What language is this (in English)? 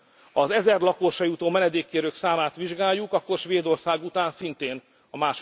Hungarian